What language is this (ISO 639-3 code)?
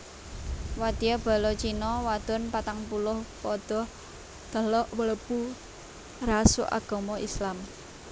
jav